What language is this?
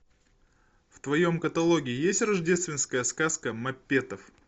Russian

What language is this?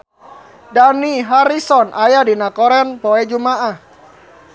Sundanese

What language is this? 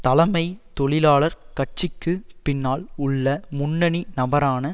Tamil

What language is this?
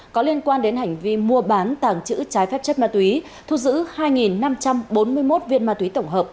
Vietnamese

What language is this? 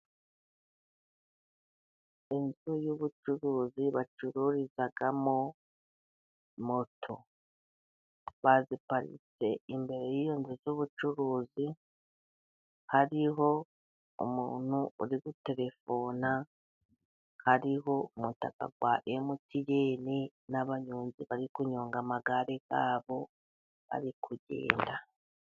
Kinyarwanda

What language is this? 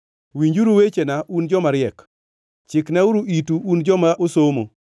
Luo (Kenya and Tanzania)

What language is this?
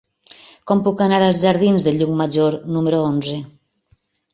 Catalan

